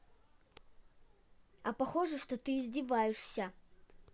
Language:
Russian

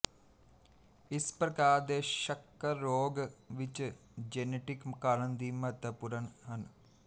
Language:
Punjabi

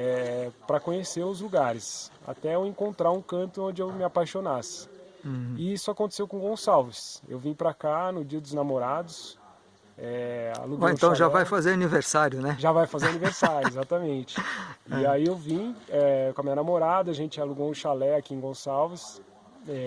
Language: Portuguese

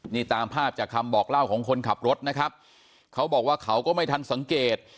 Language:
Thai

